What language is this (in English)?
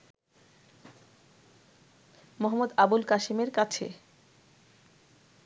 Bangla